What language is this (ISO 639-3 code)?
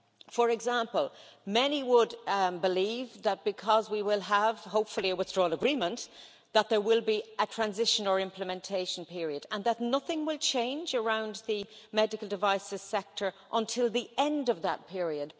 eng